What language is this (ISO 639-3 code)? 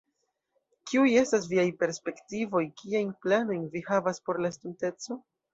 epo